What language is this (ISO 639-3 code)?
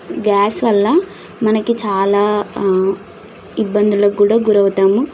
tel